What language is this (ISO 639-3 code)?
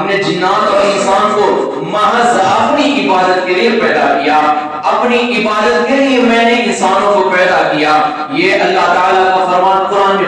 urd